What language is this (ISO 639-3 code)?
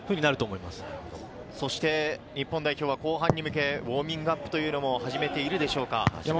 jpn